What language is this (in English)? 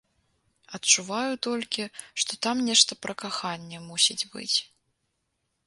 Belarusian